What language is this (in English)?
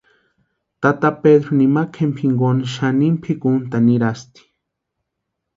Western Highland Purepecha